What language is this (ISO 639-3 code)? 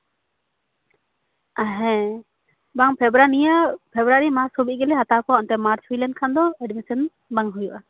sat